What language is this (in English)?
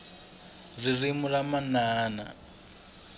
Tsonga